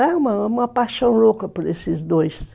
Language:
Portuguese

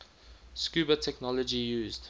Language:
English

